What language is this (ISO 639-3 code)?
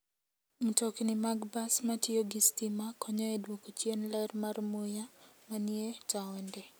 luo